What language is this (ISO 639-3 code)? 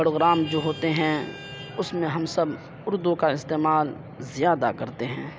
urd